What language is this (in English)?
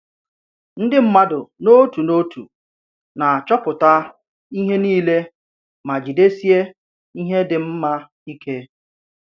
Igbo